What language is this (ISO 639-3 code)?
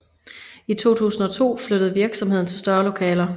dan